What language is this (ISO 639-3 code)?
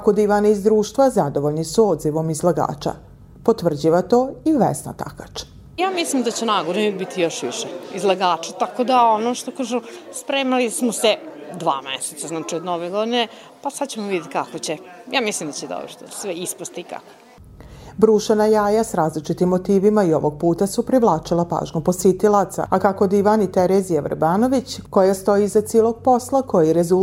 hrv